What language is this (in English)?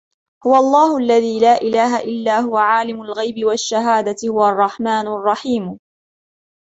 Arabic